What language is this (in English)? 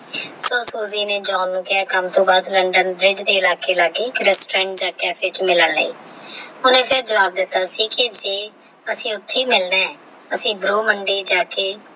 Punjabi